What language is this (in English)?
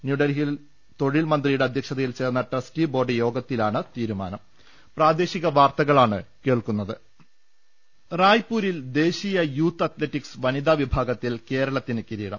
Malayalam